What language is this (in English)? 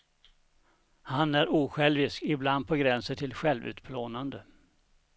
Swedish